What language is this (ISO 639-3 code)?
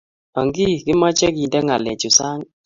kln